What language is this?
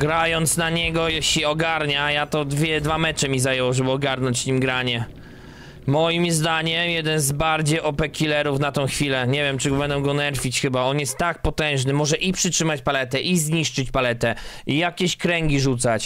Polish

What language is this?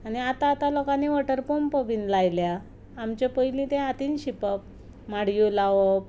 Konkani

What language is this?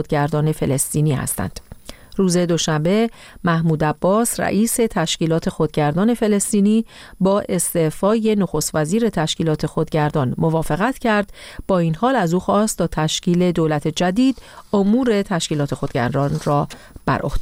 Persian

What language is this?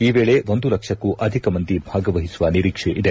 Kannada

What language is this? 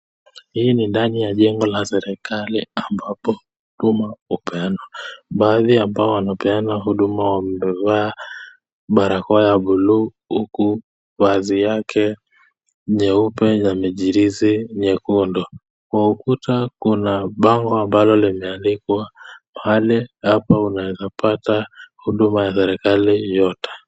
Swahili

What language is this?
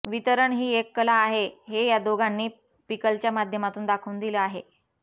Marathi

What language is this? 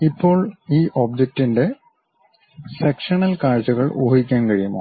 Malayalam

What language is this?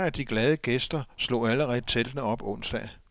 Danish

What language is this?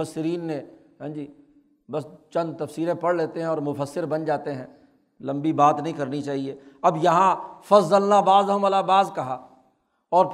Urdu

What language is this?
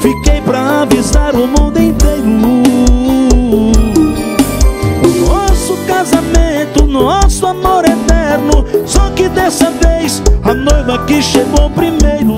Portuguese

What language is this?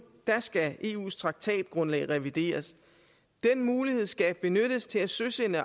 Danish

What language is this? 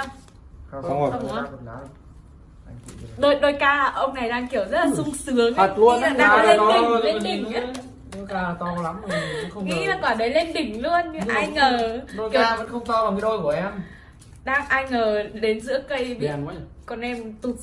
Vietnamese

